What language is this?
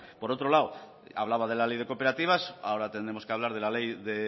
Spanish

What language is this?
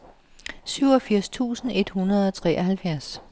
Danish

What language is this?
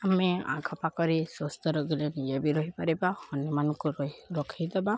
Odia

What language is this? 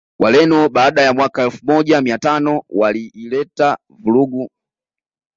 Swahili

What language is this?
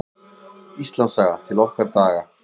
Icelandic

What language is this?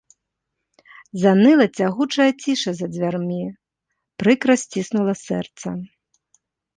Belarusian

